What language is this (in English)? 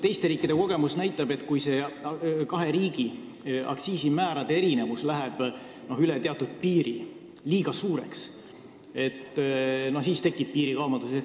Estonian